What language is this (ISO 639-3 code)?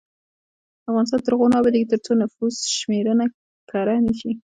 pus